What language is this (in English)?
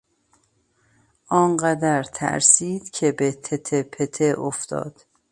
Persian